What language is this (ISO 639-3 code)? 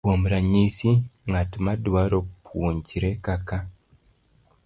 luo